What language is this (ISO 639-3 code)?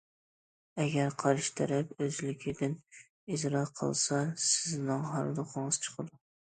uig